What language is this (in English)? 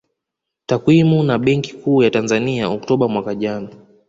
Swahili